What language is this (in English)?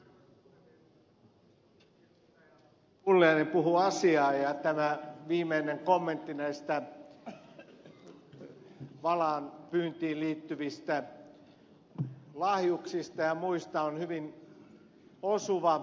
Finnish